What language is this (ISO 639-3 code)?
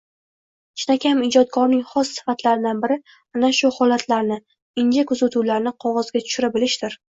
uzb